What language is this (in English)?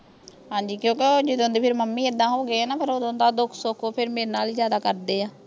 Punjabi